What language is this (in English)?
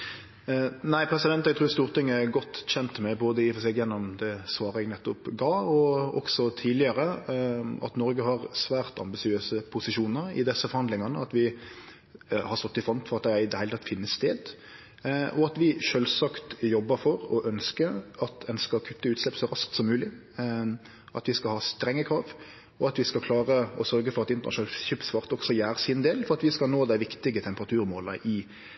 Norwegian Nynorsk